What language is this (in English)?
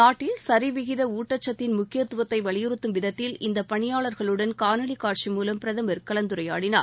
Tamil